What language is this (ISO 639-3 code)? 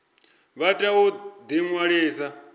ven